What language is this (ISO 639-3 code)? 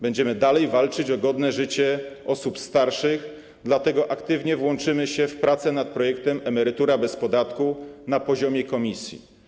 pol